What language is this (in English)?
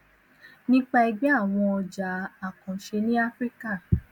Yoruba